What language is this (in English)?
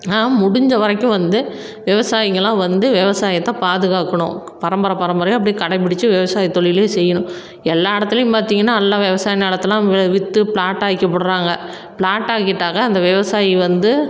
Tamil